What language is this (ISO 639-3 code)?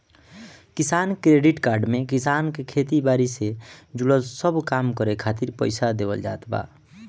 bho